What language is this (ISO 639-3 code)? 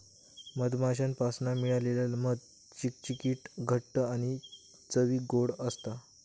mar